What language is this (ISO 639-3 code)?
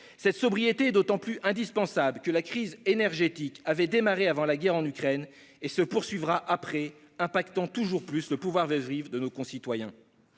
fra